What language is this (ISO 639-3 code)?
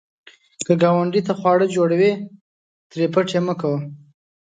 pus